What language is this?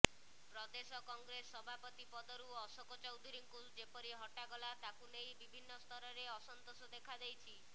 Odia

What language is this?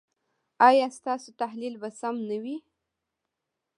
Pashto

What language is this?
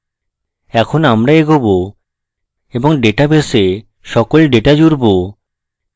Bangla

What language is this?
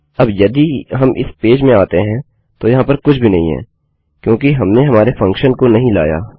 Hindi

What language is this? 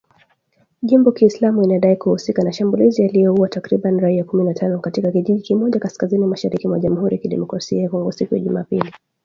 Swahili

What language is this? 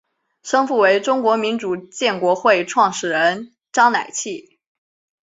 Chinese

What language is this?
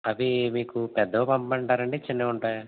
Telugu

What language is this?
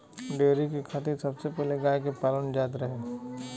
Bhojpuri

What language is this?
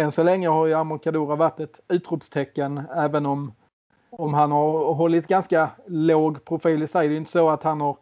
Swedish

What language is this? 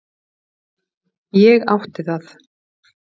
Icelandic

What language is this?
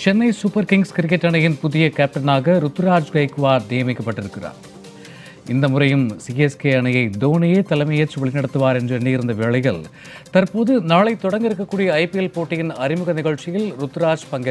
Romanian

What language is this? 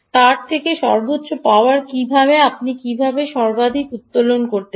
Bangla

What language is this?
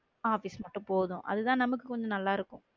Tamil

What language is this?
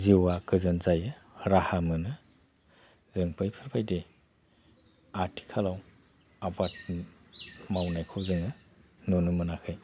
Bodo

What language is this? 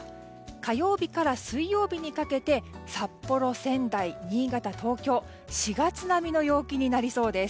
Japanese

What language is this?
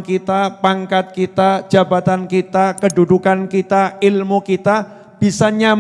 Indonesian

